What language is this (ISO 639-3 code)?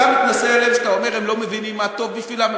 heb